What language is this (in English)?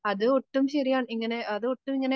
Malayalam